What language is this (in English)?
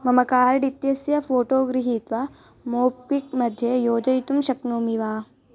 Sanskrit